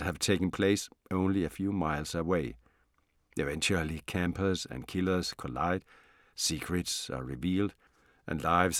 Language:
Danish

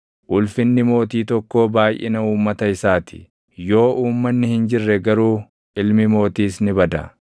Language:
Oromo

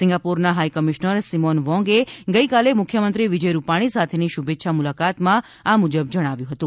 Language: Gujarati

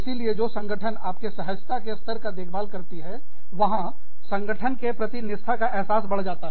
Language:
Hindi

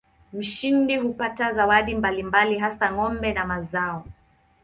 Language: Swahili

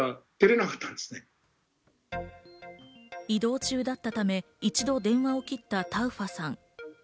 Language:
Japanese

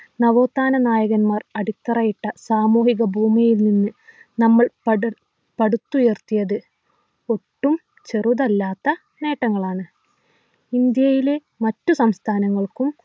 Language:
Malayalam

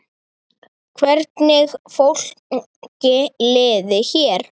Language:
Icelandic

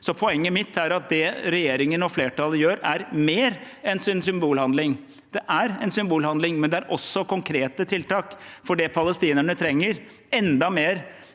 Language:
Norwegian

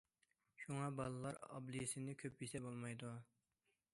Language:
Uyghur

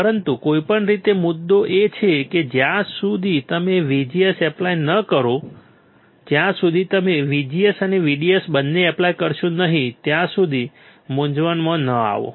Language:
Gujarati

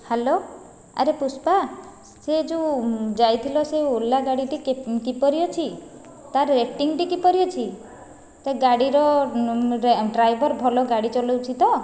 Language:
Odia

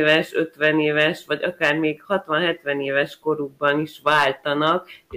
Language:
Hungarian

